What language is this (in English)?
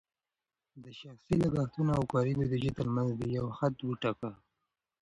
Pashto